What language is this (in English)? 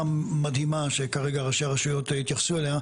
Hebrew